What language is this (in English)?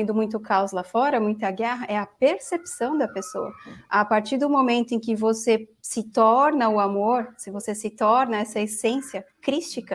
Portuguese